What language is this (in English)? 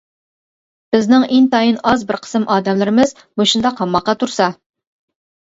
Uyghur